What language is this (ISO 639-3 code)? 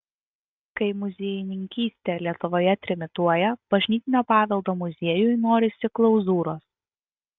lit